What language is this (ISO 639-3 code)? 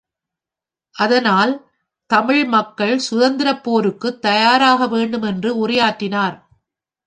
tam